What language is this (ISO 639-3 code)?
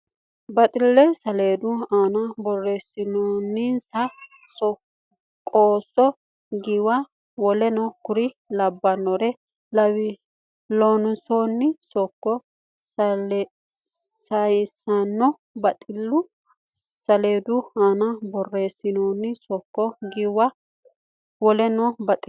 sid